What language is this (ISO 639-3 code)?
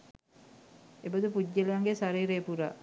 sin